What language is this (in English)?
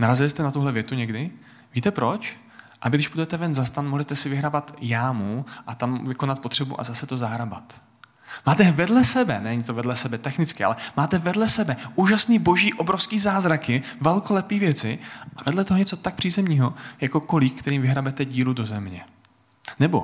Czech